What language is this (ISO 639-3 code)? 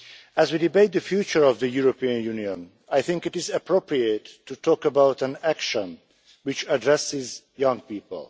eng